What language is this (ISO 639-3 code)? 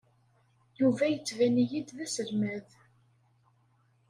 kab